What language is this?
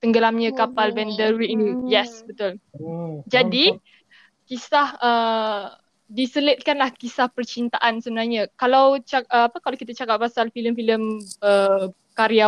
Malay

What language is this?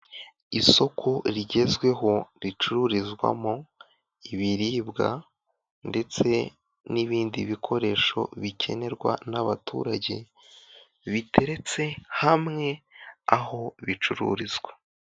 Kinyarwanda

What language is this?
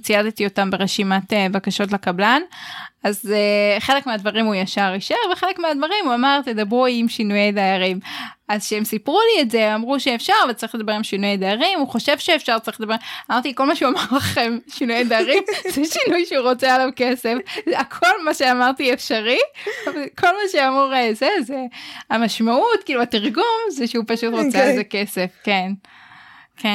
Hebrew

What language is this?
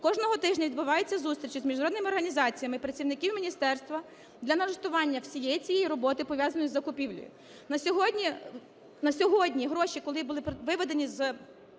Ukrainian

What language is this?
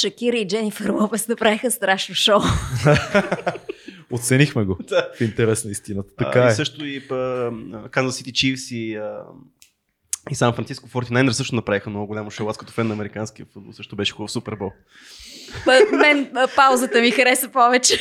Bulgarian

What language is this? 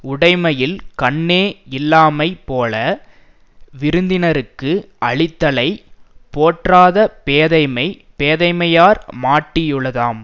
Tamil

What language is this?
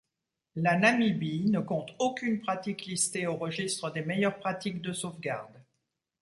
French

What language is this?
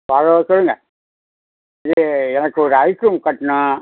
Tamil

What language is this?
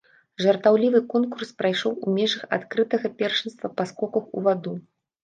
Belarusian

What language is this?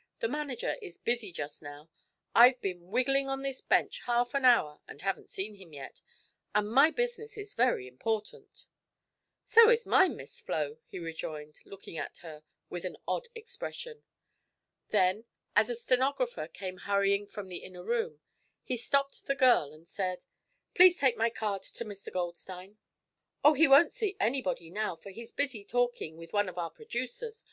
English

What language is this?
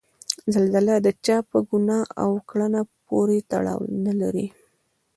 Pashto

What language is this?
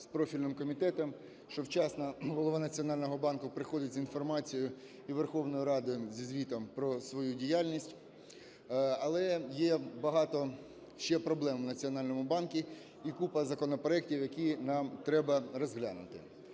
Ukrainian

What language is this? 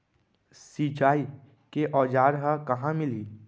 Chhattisgarhi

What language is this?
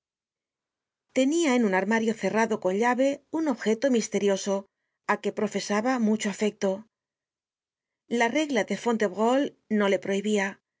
Spanish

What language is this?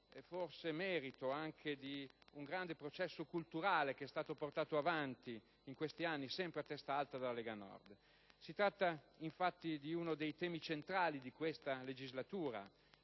Italian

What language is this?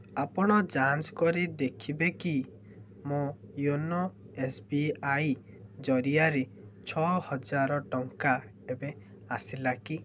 Odia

